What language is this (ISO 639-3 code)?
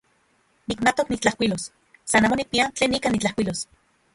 ncx